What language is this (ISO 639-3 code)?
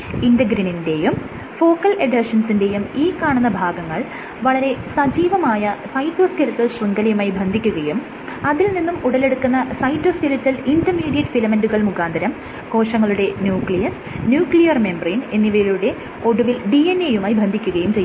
mal